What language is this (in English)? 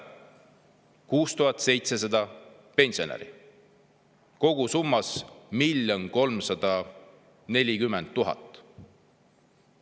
Estonian